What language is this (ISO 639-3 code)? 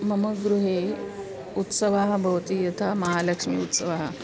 san